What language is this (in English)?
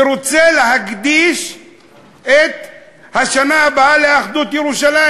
Hebrew